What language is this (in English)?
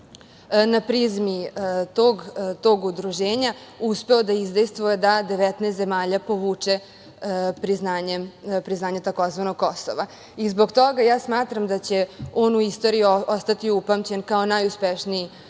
Serbian